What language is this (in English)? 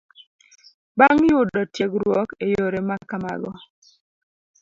Luo (Kenya and Tanzania)